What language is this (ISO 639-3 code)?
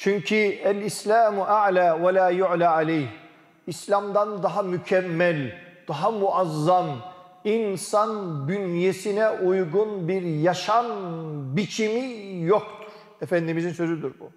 tur